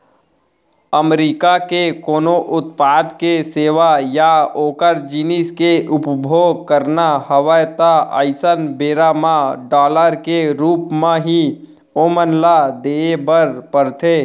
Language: Chhattisgarhi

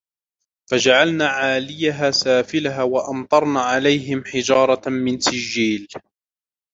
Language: Arabic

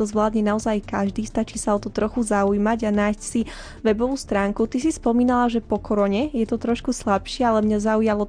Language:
Slovak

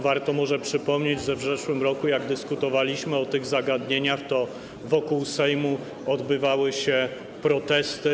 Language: Polish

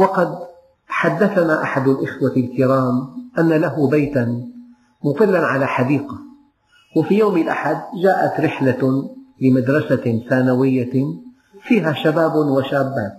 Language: Arabic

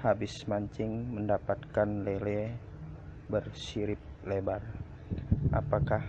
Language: Indonesian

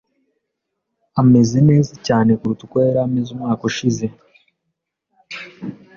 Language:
Kinyarwanda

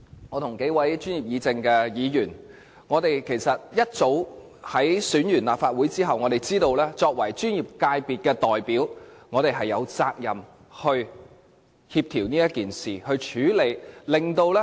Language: Cantonese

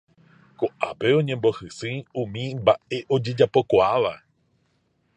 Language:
Guarani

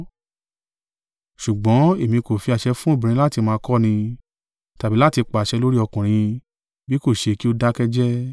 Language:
Yoruba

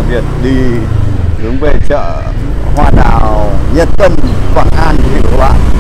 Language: Vietnamese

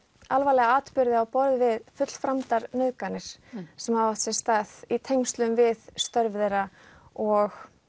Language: Icelandic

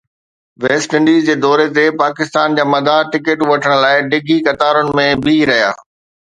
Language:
Sindhi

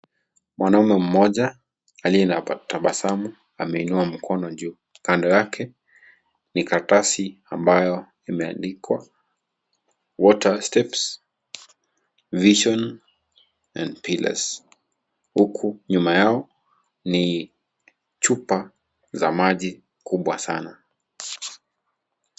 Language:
Swahili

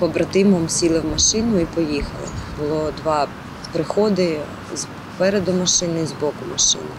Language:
Ukrainian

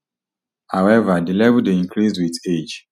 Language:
Nigerian Pidgin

